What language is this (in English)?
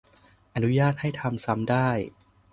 Thai